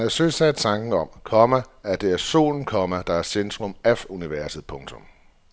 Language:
Danish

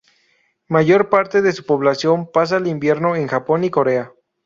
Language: Spanish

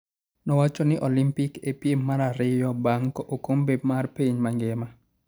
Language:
Luo (Kenya and Tanzania)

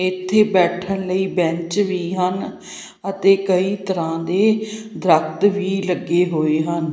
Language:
Punjabi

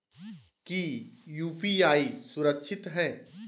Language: Magahi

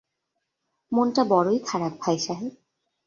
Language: Bangla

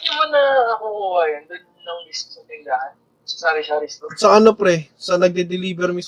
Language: Filipino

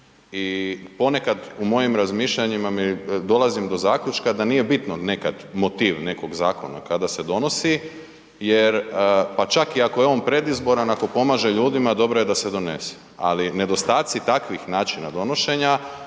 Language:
Croatian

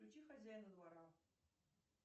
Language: Russian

